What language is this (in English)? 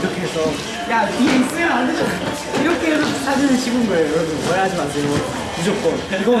Korean